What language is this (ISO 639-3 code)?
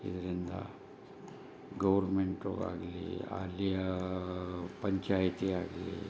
kan